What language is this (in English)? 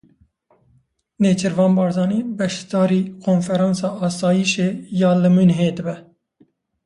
Kurdish